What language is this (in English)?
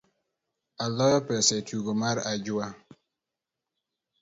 Luo (Kenya and Tanzania)